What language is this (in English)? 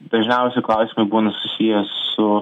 Lithuanian